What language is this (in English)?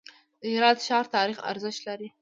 Pashto